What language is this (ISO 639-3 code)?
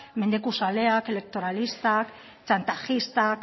eus